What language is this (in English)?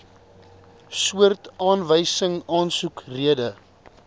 Afrikaans